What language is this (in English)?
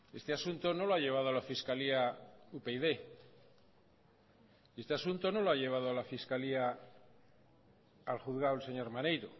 Spanish